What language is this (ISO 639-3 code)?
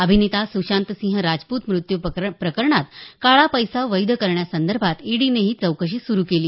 mar